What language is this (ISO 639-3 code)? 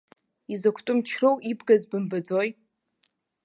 abk